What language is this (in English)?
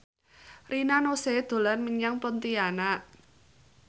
Javanese